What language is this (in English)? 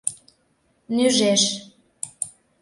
Mari